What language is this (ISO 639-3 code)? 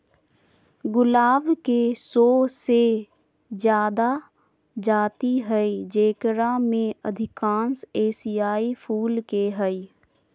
mag